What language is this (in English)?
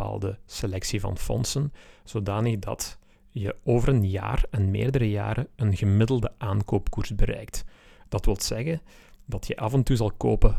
Dutch